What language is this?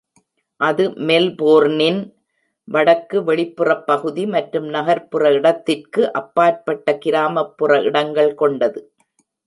Tamil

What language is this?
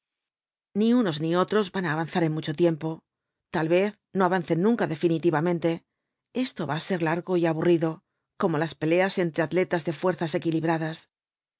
Spanish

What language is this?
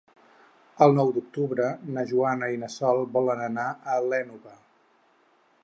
Catalan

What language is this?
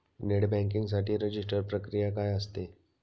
Marathi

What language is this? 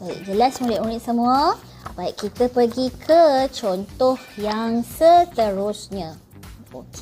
Malay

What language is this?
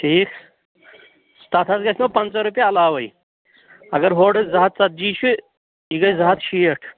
Kashmiri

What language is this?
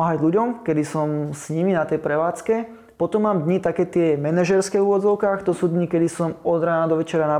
Slovak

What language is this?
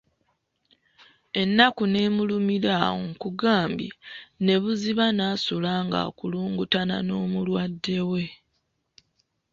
Ganda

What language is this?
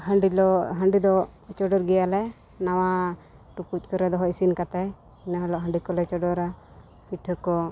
Santali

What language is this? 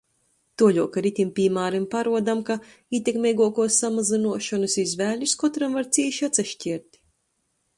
Latgalian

